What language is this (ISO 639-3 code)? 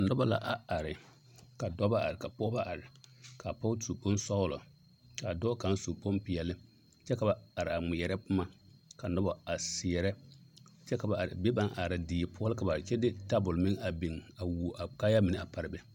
dga